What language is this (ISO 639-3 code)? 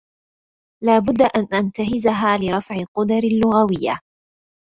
ara